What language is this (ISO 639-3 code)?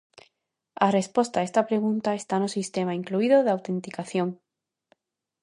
glg